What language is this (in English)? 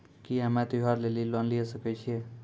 Maithili